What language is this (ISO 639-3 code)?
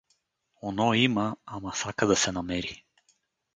bul